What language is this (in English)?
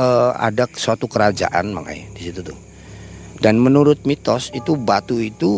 Indonesian